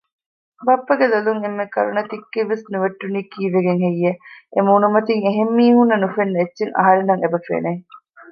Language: Divehi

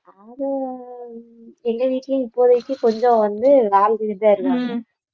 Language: Tamil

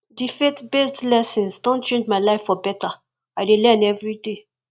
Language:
Nigerian Pidgin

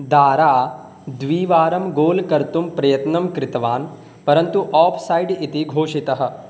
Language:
Sanskrit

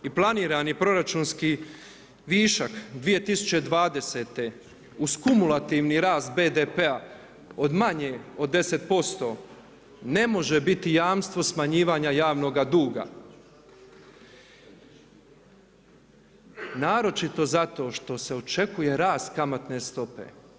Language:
Croatian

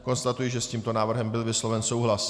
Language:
Czech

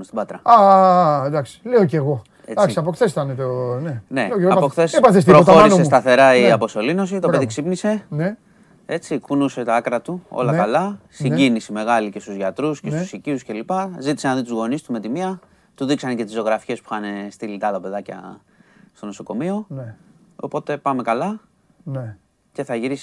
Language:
Greek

